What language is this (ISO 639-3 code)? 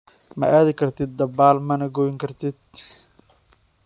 som